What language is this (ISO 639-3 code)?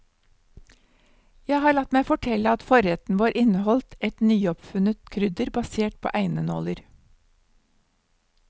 nor